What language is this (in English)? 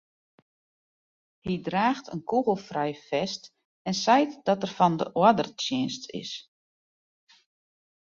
Western Frisian